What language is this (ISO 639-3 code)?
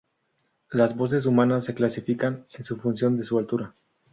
spa